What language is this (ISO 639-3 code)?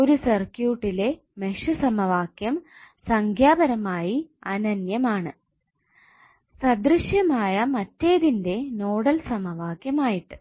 mal